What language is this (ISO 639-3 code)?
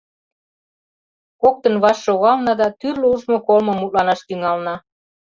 chm